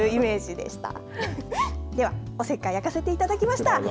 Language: Japanese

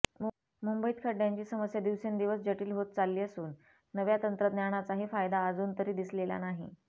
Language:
Marathi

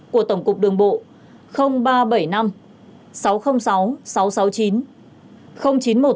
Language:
Vietnamese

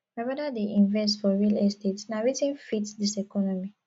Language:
Nigerian Pidgin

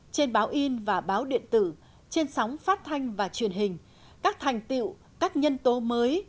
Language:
Vietnamese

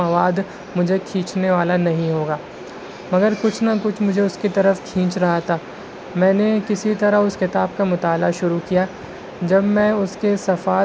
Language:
Urdu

